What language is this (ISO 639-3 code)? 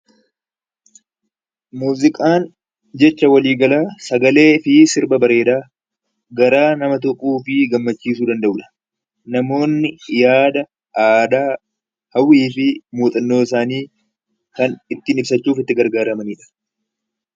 orm